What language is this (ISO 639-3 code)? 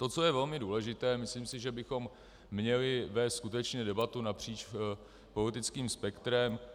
ces